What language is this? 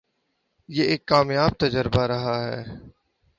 Urdu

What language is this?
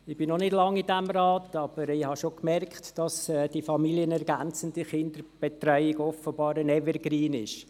Swiss German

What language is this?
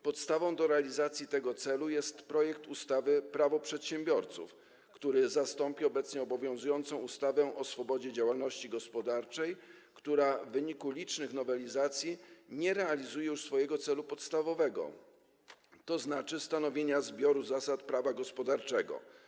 Polish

